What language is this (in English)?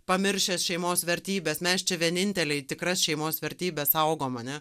Lithuanian